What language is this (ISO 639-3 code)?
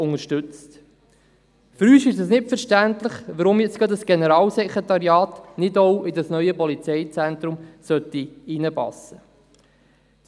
gsw